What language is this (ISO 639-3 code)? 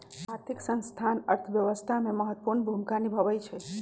mag